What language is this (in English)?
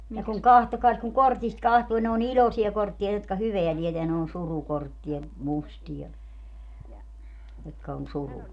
Finnish